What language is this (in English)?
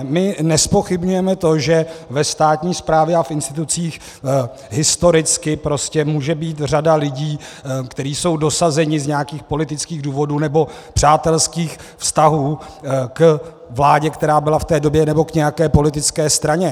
Czech